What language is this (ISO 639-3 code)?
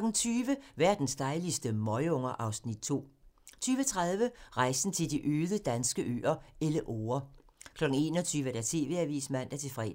dan